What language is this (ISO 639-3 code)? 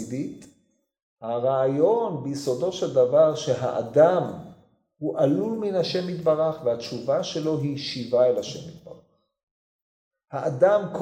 heb